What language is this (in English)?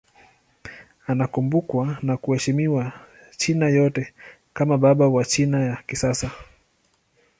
Swahili